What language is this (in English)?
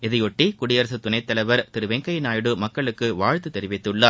Tamil